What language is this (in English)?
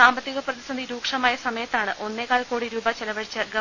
Malayalam